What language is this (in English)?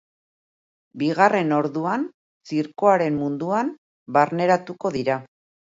Basque